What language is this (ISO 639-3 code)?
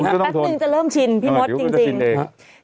tha